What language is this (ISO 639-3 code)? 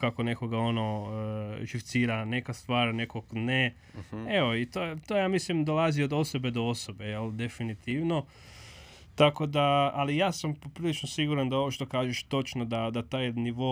hrv